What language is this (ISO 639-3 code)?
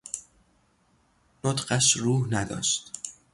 fas